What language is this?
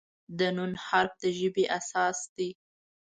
Pashto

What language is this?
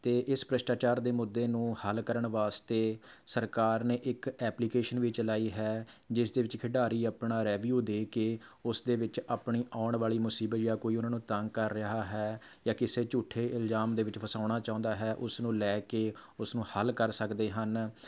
Punjabi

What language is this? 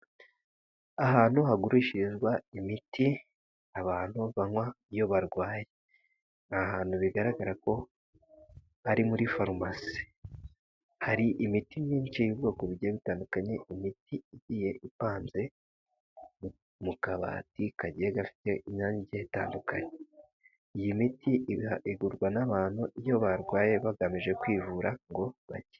Kinyarwanda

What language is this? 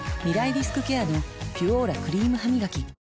Japanese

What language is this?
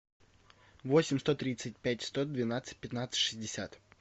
Russian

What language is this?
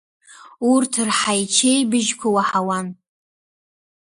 Abkhazian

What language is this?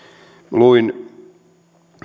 Finnish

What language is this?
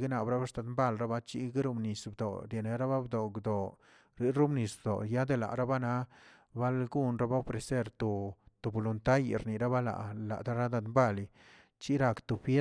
Tilquiapan Zapotec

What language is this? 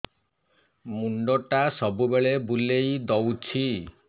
Odia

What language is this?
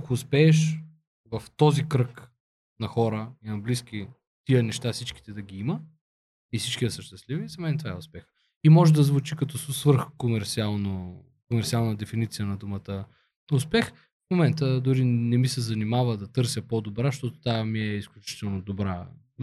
Bulgarian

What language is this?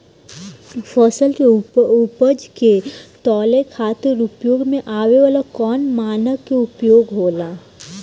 Bhojpuri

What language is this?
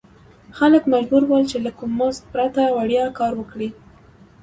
Pashto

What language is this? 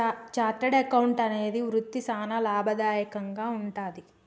Telugu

